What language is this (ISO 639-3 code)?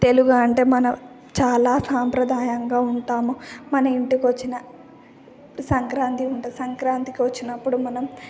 tel